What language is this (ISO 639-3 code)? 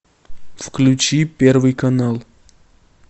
rus